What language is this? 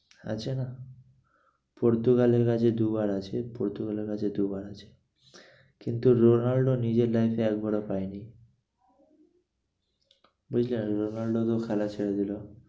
Bangla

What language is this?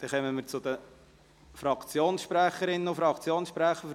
Swiss German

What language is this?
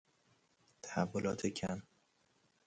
Persian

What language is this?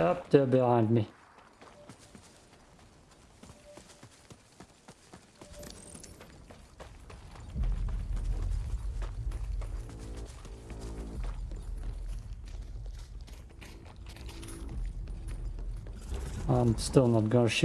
English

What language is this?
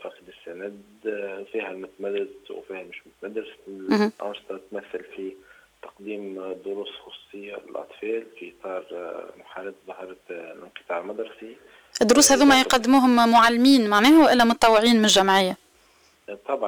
Arabic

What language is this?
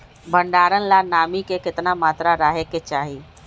Magahi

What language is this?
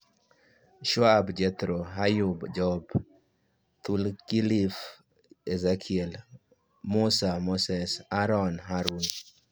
Luo (Kenya and Tanzania)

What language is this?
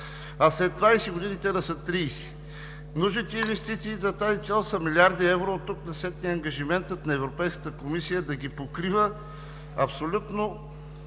Bulgarian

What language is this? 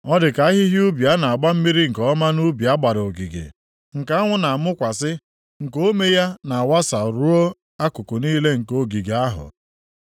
Igbo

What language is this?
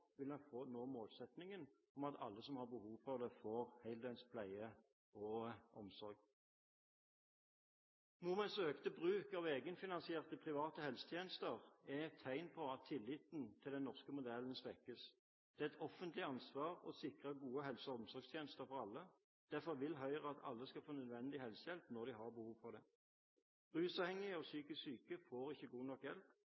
Norwegian Bokmål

